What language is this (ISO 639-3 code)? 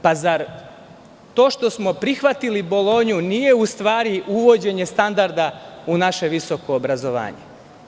srp